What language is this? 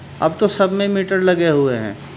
Urdu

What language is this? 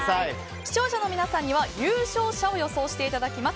Japanese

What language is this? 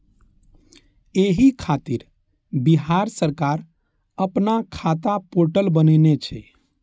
Maithili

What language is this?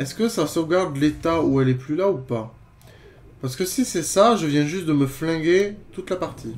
French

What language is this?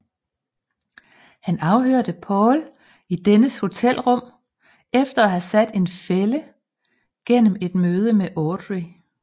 Danish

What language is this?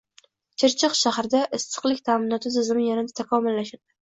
Uzbek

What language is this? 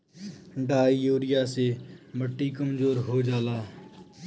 Bhojpuri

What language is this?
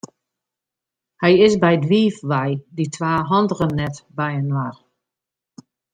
Western Frisian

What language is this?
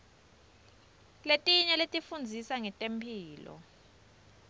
Swati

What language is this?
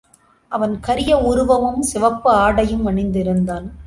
Tamil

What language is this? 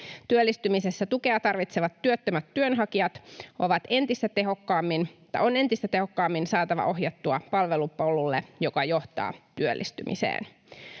Finnish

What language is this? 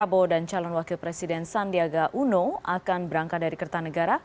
Indonesian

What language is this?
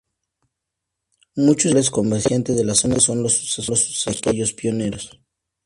Spanish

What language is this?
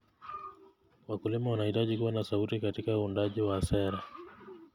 Kalenjin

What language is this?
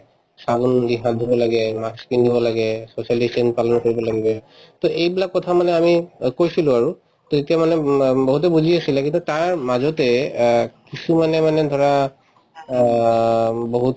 Assamese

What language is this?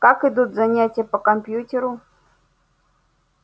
Russian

